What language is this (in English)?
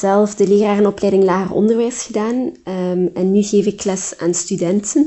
Dutch